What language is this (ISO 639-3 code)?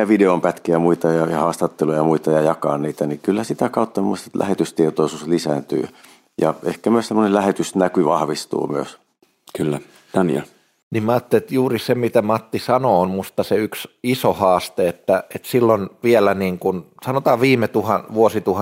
fin